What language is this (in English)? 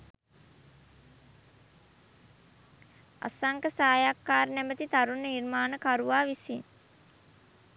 Sinhala